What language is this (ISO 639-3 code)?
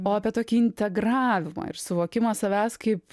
lit